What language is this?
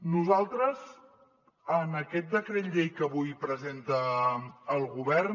Catalan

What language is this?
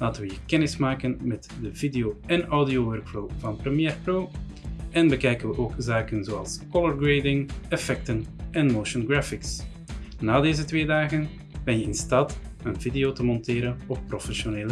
Dutch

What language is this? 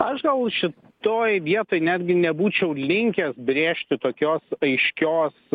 Lithuanian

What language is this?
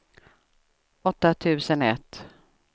Swedish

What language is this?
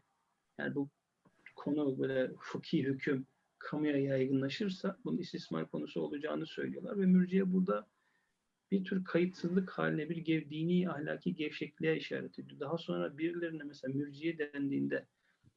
Turkish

